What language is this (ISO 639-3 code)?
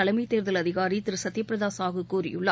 tam